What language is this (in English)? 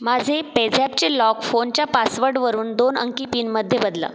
Marathi